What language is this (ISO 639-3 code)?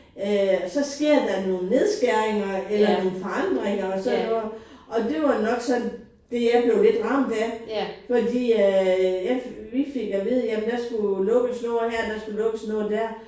dan